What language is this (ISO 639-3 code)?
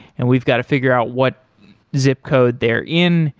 eng